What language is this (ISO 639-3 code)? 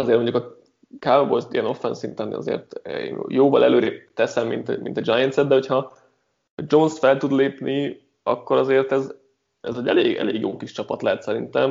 hun